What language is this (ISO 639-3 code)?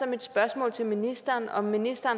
dan